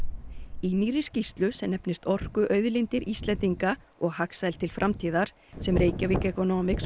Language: Icelandic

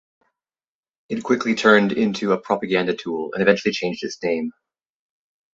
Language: English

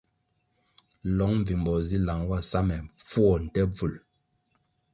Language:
Kwasio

